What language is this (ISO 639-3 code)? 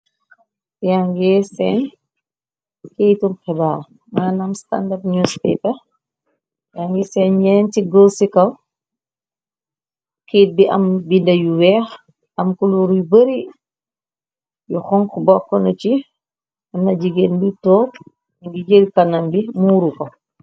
wol